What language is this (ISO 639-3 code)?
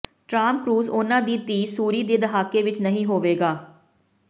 pan